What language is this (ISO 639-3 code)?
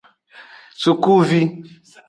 ajg